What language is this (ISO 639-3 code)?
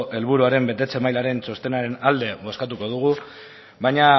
eus